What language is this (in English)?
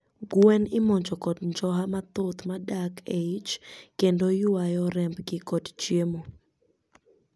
Luo (Kenya and Tanzania)